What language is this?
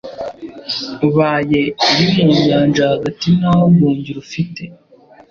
Kinyarwanda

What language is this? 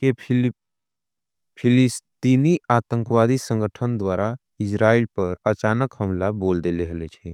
Angika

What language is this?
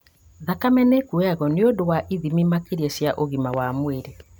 Kikuyu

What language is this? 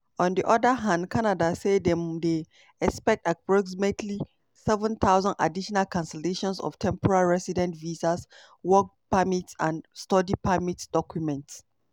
Nigerian Pidgin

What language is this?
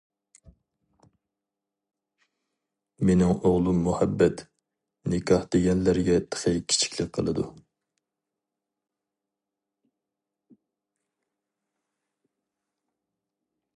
Uyghur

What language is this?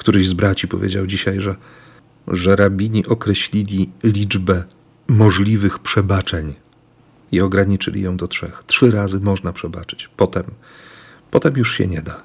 Polish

